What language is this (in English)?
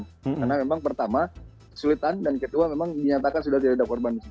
Indonesian